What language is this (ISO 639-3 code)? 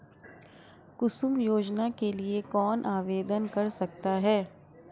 hin